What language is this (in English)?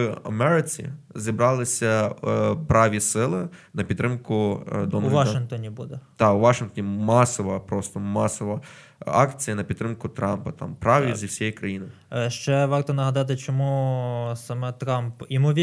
Ukrainian